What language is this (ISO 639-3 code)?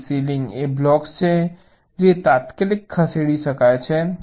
guj